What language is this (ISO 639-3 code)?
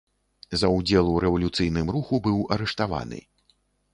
bel